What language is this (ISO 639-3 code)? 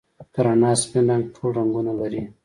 pus